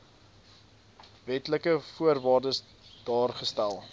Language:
Afrikaans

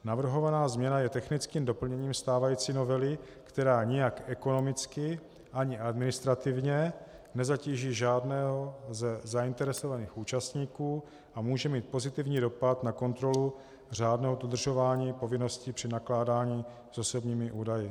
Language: Czech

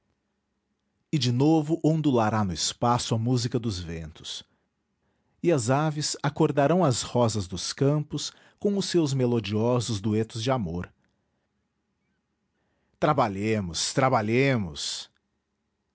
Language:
Portuguese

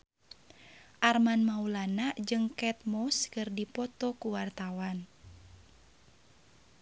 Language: Sundanese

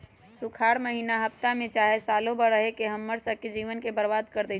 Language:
Magahi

